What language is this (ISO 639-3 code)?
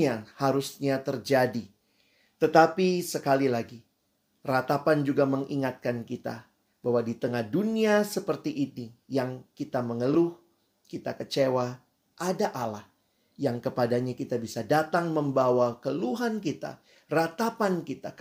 ind